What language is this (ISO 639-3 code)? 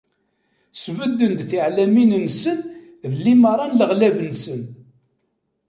kab